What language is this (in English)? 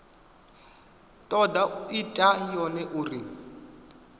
Venda